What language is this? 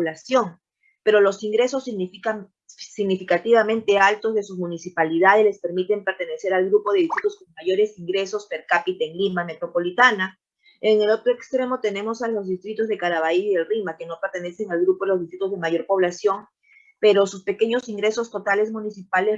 Spanish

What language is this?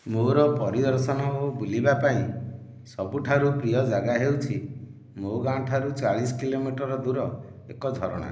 Odia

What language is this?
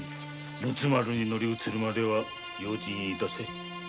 Japanese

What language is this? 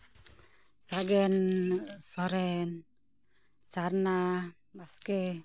Santali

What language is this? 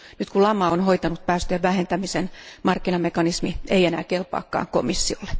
Finnish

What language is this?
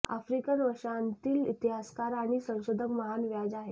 Marathi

